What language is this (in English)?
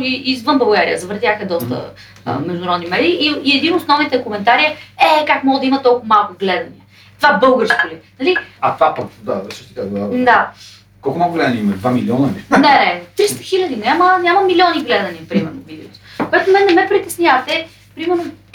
Bulgarian